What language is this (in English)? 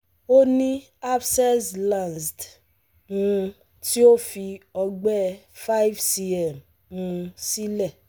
Yoruba